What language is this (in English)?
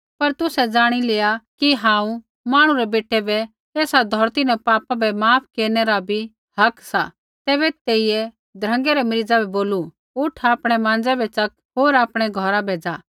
Kullu Pahari